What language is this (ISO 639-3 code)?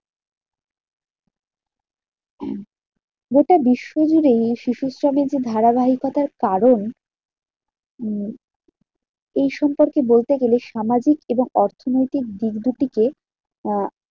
ben